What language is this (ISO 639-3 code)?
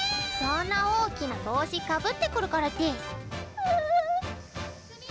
jpn